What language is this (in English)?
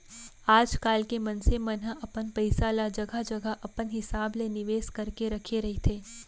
Chhattisgarhi